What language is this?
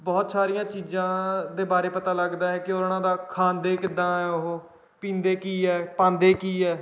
Punjabi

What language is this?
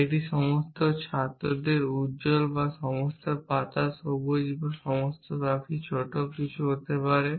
Bangla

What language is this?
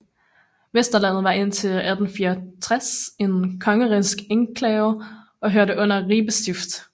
Danish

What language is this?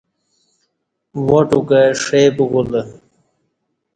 Kati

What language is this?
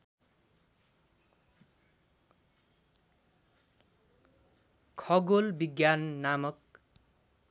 Nepali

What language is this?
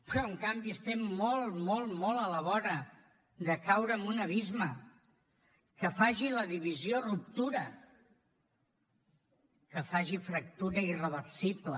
Catalan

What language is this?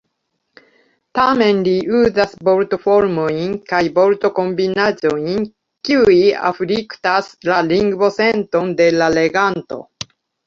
Esperanto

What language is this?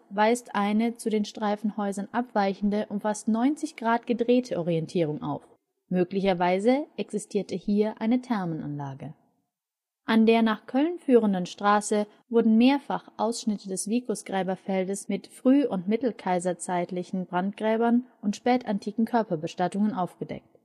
German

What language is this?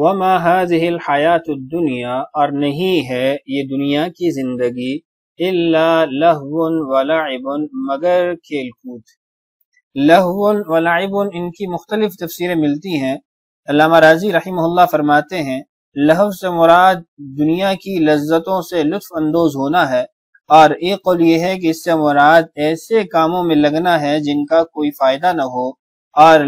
Arabic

